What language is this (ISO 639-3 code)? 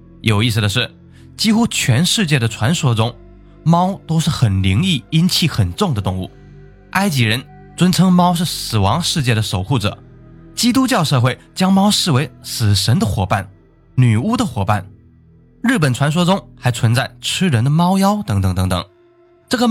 zho